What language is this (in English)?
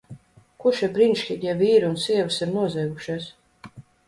Latvian